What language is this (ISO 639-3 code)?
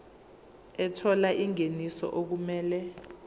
zul